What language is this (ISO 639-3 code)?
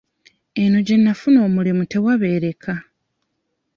lug